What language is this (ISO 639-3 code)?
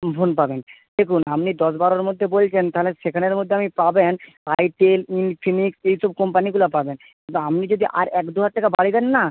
ben